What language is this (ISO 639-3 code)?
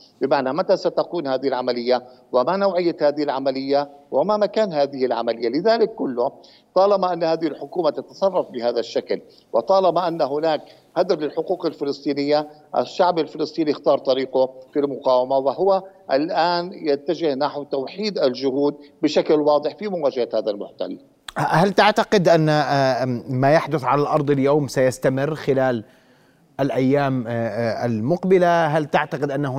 ara